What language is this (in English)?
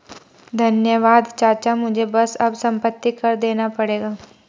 Hindi